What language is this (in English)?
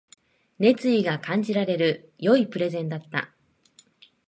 Japanese